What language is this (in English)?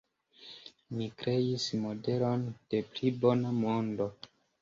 Esperanto